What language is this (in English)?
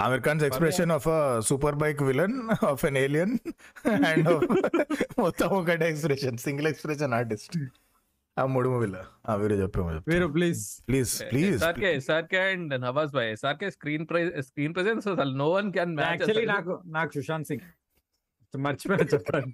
Telugu